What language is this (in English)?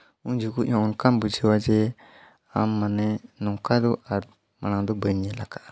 Santali